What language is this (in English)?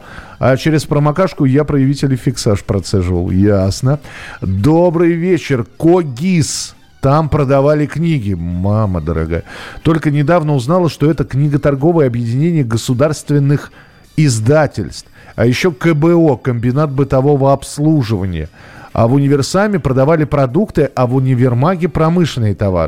Russian